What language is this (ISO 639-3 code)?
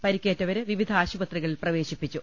mal